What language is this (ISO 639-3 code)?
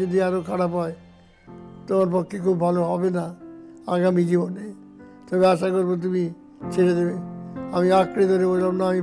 ben